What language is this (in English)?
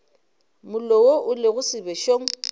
Northern Sotho